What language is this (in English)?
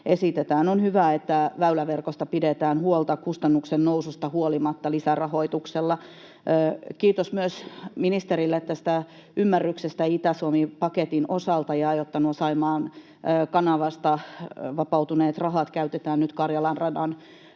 Finnish